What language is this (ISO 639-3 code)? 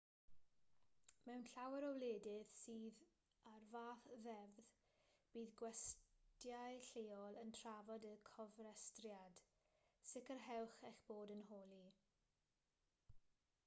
cym